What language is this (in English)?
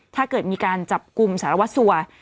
Thai